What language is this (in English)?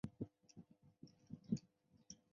Chinese